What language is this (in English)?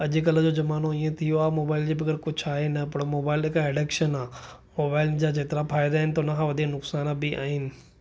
Sindhi